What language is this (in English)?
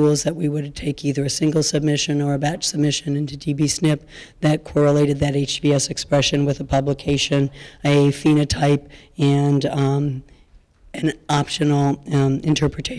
English